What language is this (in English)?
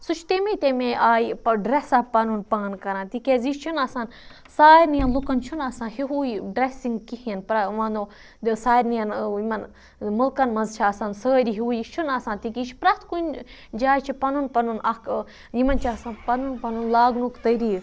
Kashmiri